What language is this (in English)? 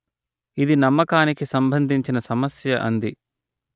Telugu